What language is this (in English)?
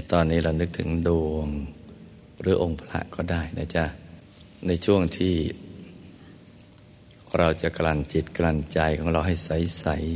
Thai